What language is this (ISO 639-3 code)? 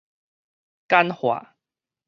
nan